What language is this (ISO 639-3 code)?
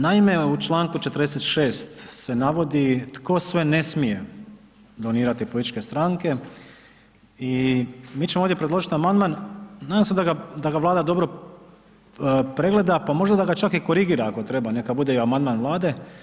hrv